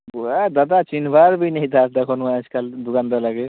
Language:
Odia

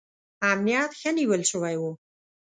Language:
Pashto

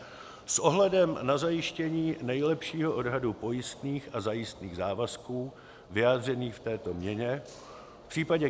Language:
Czech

